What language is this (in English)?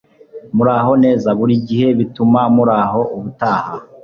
Kinyarwanda